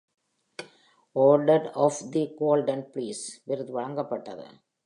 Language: Tamil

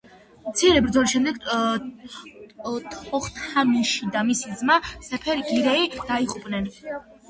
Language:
Georgian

